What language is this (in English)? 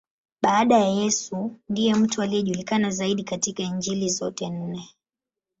Swahili